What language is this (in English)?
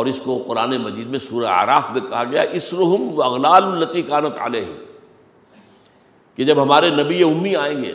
Urdu